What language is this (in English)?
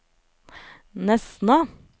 Norwegian